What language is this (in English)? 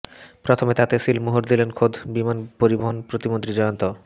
Bangla